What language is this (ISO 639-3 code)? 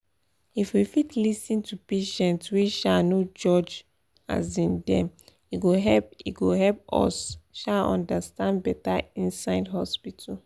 pcm